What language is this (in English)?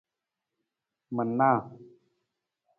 Nawdm